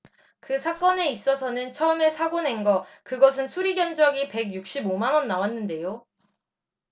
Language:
Korean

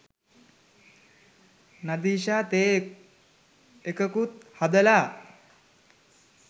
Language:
Sinhala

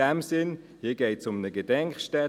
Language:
Swiss German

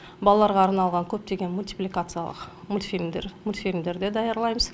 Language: Kazakh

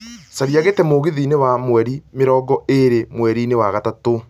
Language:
Kikuyu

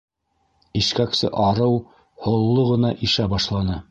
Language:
Bashkir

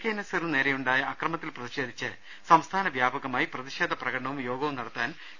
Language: Malayalam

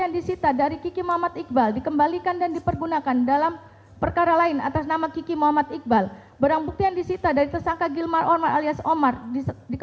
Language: Indonesian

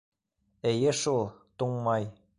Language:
Bashkir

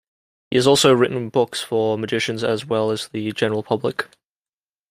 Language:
English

